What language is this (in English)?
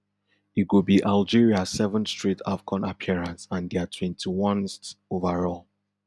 Nigerian Pidgin